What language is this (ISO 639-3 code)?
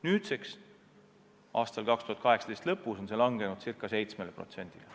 est